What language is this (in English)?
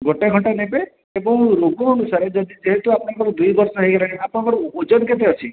Odia